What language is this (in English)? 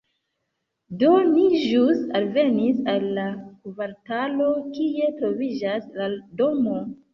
Esperanto